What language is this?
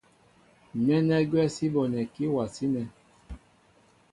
Mbo (Cameroon)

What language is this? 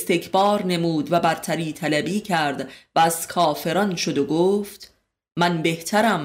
Persian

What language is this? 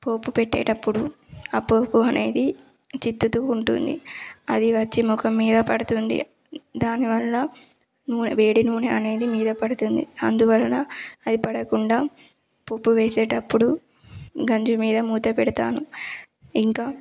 Telugu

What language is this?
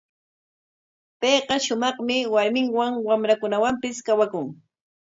Corongo Ancash Quechua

